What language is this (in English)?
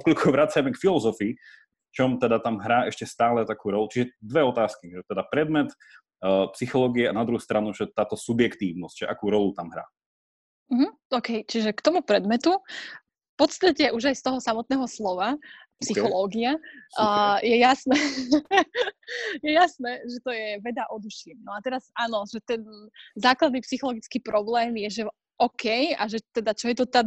Slovak